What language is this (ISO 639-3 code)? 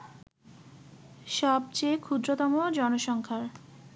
ben